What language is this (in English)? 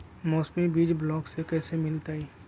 Magahi